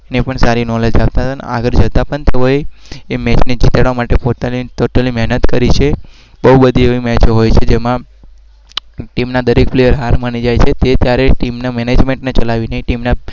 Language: Gujarati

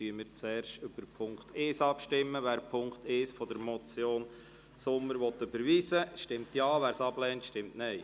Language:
Swiss German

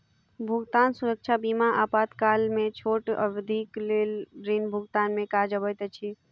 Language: Maithili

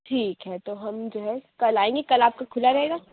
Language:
Urdu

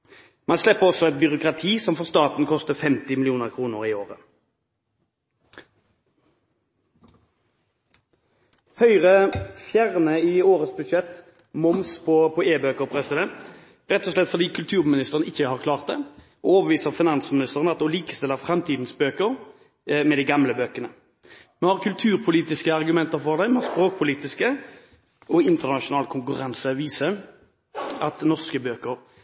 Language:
Norwegian Bokmål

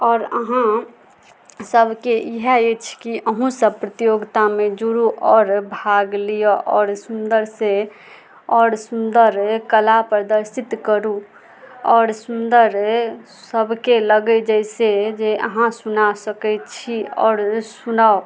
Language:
Maithili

